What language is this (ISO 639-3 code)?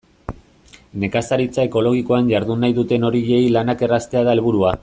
eus